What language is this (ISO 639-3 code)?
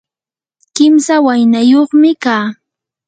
qur